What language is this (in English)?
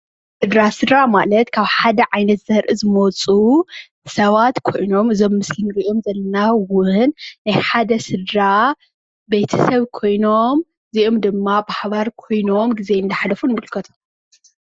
Tigrinya